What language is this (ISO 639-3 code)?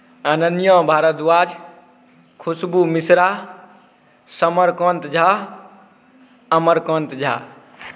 mai